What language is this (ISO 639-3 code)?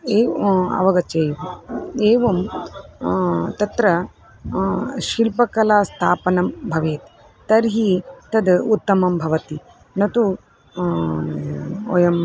san